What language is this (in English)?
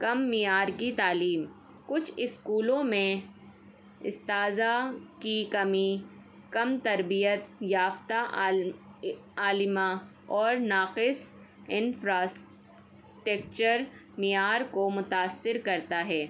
Urdu